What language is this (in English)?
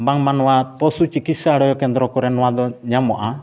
Santali